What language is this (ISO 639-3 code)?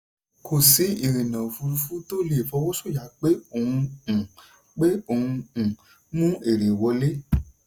yor